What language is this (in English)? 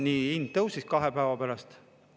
Estonian